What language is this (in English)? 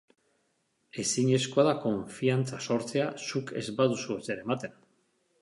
Basque